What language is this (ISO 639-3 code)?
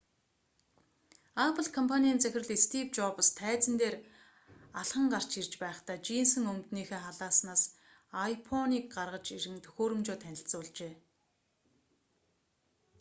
mon